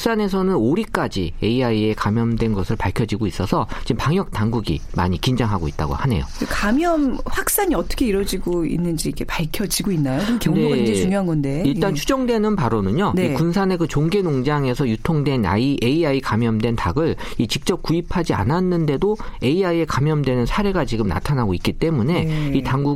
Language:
Korean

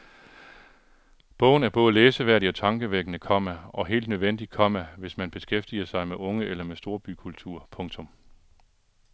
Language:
Danish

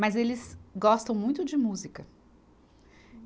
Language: Portuguese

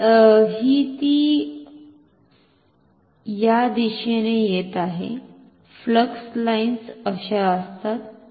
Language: Marathi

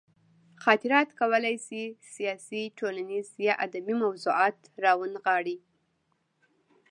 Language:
Pashto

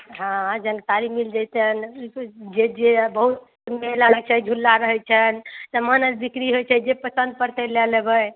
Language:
Maithili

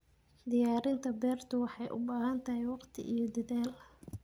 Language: Somali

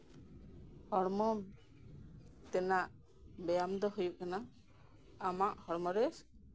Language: Santali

